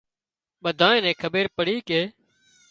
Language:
Wadiyara Koli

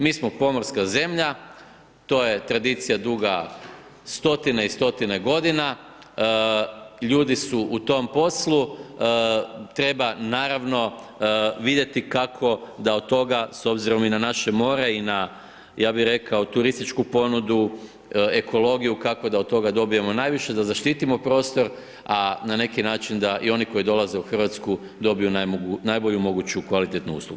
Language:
Croatian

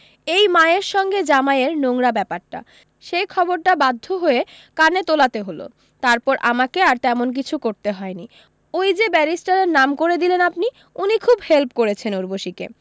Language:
Bangla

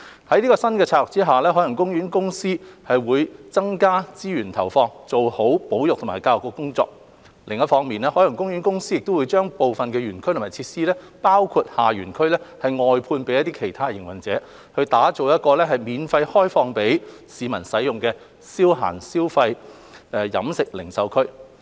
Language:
Cantonese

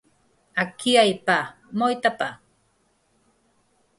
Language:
Galician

